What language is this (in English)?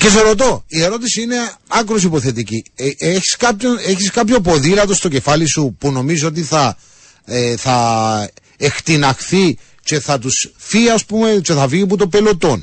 Greek